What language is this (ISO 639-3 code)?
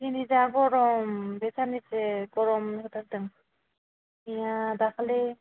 brx